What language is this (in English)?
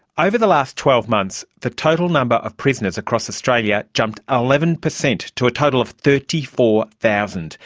English